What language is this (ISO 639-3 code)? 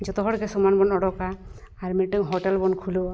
sat